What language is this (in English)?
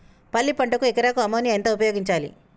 Telugu